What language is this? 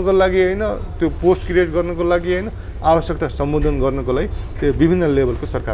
Romanian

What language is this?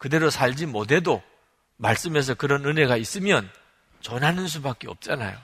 Korean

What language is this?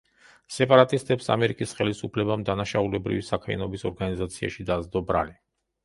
Georgian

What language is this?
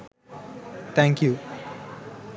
Sinhala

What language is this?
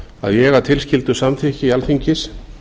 Icelandic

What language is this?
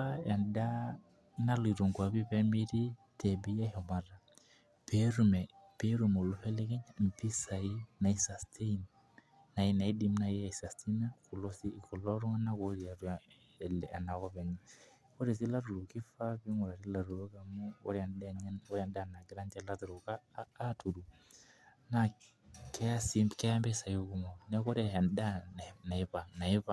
Masai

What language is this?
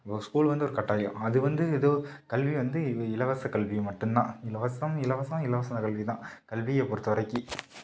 Tamil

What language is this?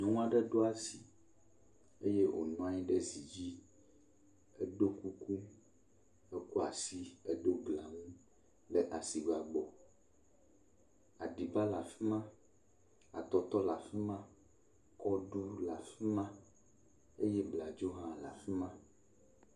Ewe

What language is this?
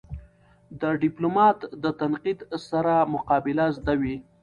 Pashto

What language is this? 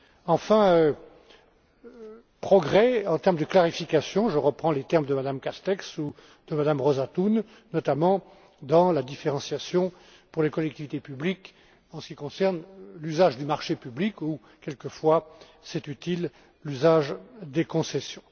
French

